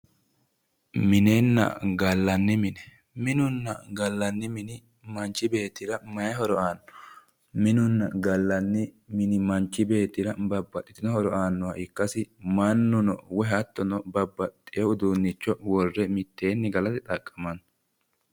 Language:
Sidamo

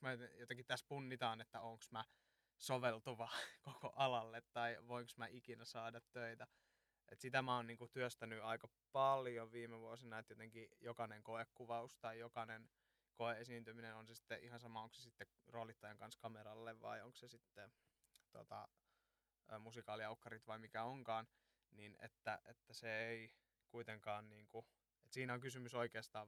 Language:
Finnish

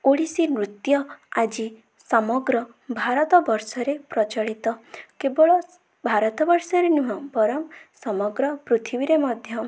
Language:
Odia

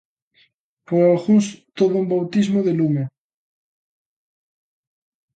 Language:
Galician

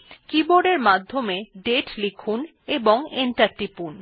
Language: Bangla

